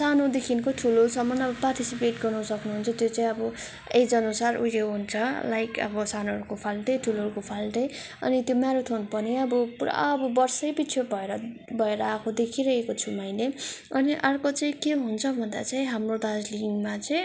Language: Nepali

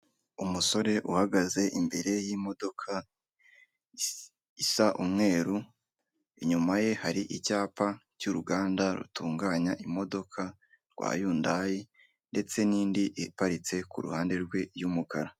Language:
Kinyarwanda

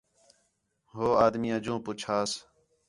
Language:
Khetrani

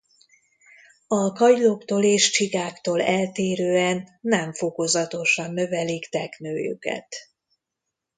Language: Hungarian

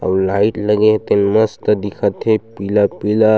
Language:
Chhattisgarhi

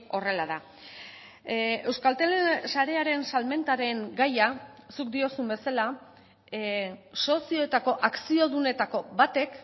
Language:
Basque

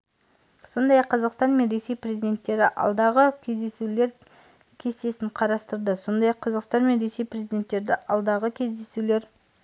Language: Kazakh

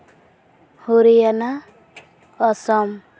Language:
Santali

